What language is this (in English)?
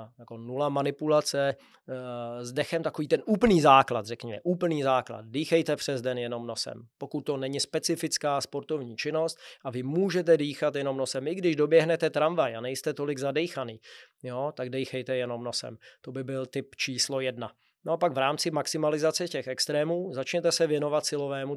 Czech